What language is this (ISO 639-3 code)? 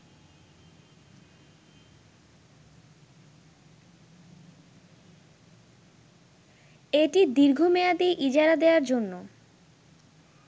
ben